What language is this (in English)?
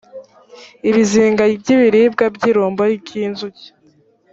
Kinyarwanda